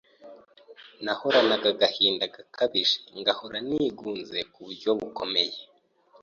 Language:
Kinyarwanda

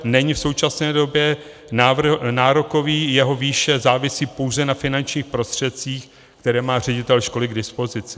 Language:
Czech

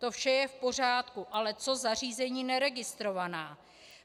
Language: Czech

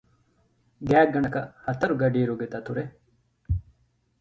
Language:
Divehi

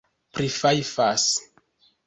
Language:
Esperanto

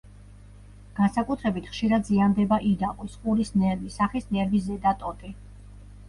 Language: Georgian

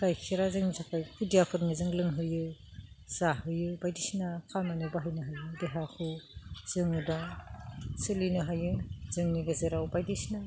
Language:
Bodo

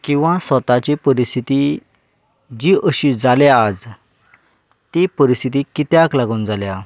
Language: Konkani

